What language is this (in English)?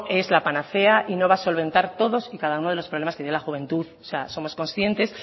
Spanish